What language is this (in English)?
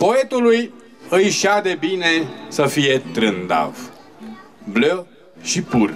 Romanian